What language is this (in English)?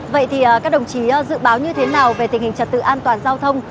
Vietnamese